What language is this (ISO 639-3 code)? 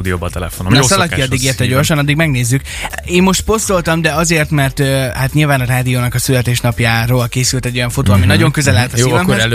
hun